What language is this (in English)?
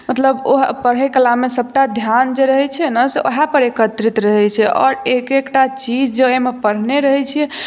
Maithili